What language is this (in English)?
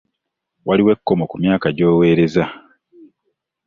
Ganda